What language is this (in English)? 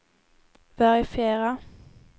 Swedish